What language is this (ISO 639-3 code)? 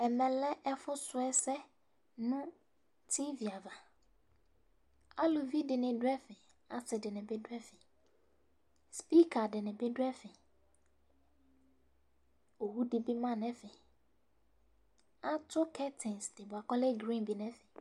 kpo